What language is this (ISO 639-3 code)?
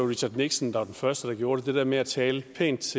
dan